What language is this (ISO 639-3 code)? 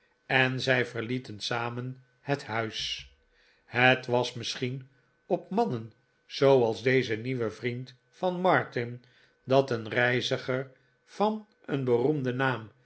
nld